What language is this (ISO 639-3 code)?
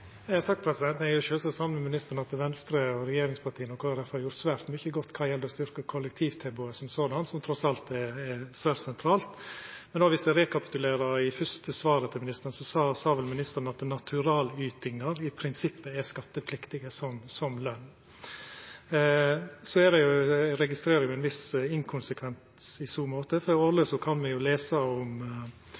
nor